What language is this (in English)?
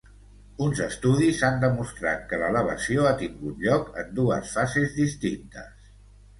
Catalan